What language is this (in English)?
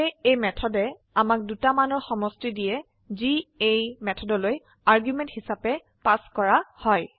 Assamese